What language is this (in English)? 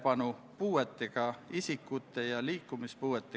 Estonian